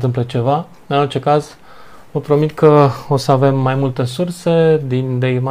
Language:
Romanian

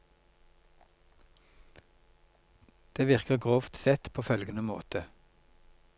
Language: Norwegian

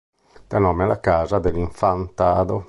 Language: Italian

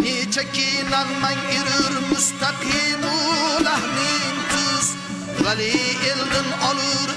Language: Uzbek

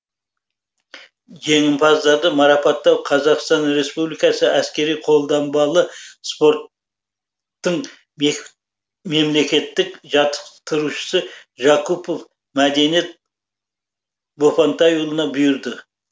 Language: Kazakh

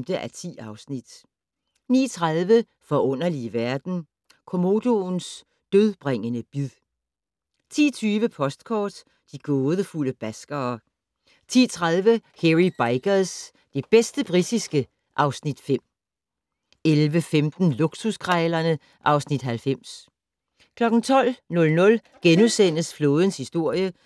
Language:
Danish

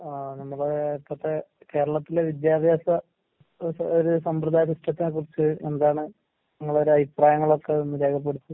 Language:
Malayalam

